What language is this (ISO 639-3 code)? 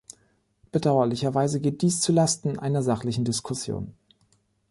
deu